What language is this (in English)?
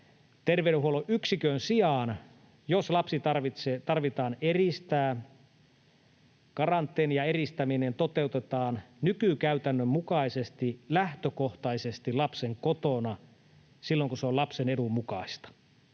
Finnish